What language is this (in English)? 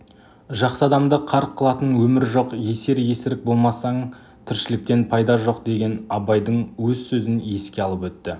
Kazakh